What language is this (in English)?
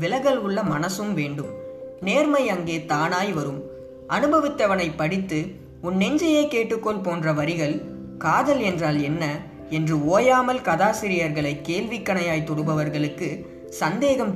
Gujarati